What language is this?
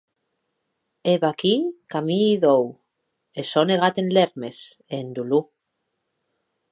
Occitan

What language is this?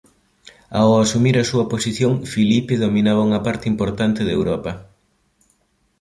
Galician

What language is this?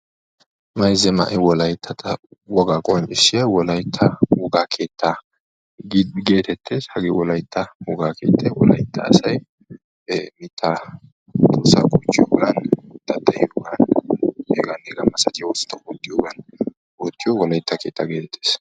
Wolaytta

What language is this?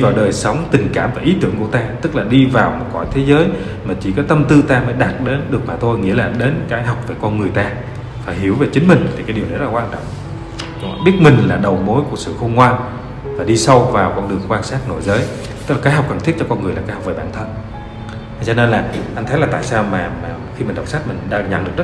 Vietnamese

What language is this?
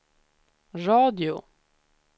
Swedish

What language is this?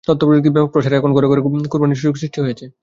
Bangla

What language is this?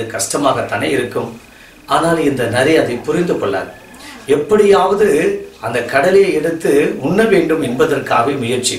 Thai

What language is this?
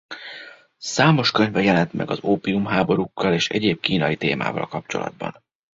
Hungarian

